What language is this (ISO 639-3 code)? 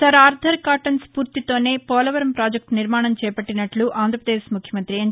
tel